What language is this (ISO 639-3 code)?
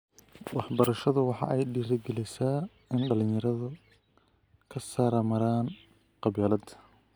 som